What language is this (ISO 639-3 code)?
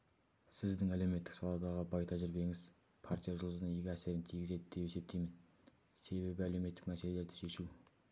kaz